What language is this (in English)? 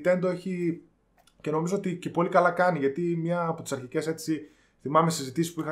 Greek